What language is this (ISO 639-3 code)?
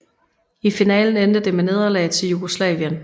dan